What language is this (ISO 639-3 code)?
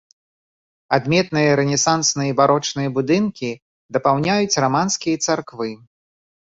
bel